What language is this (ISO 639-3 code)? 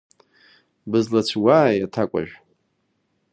abk